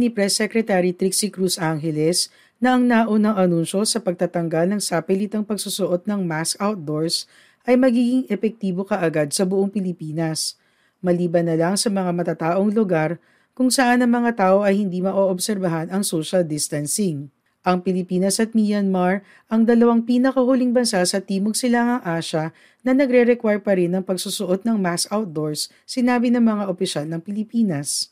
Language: Filipino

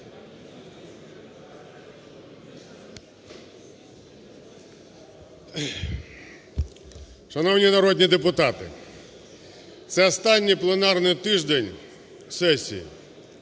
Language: Ukrainian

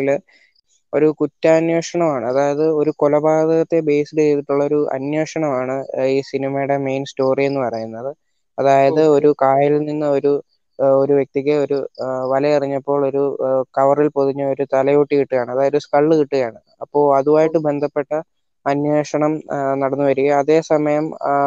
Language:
Malayalam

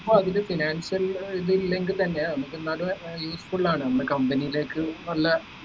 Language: Malayalam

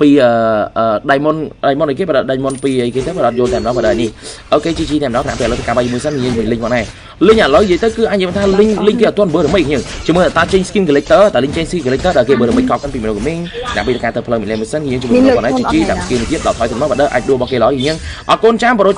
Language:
Vietnamese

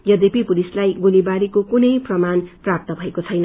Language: Nepali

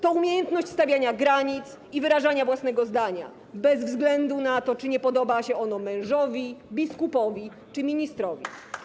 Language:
Polish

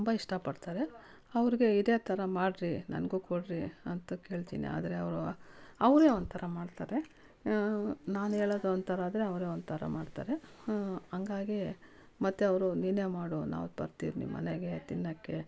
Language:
Kannada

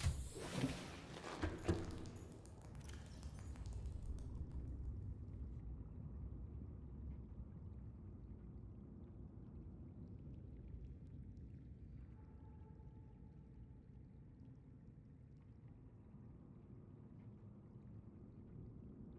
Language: Turkish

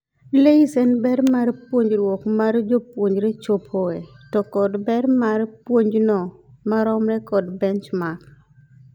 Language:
Luo (Kenya and Tanzania)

